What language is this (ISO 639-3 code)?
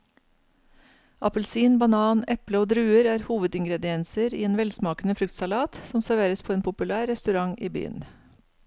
nor